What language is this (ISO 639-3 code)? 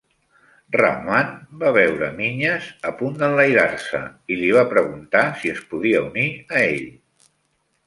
cat